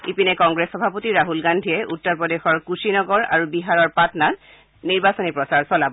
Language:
Assamese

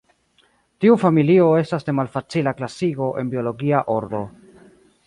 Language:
Esperanto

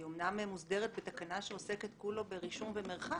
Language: Hebrew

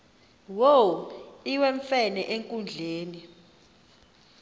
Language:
Xhosa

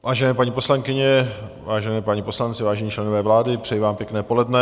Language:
Czech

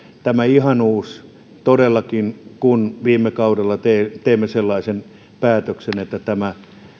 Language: Finnish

